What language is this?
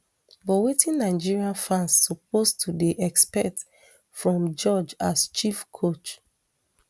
Nigerian Pidgin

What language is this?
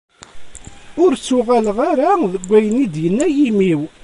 Kabyle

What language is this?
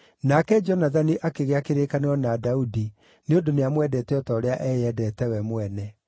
Kikuyu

